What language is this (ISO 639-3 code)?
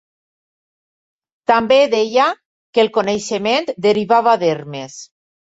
cat